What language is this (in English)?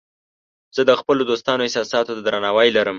Pashto